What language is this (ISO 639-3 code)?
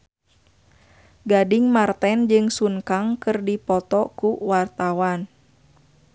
sun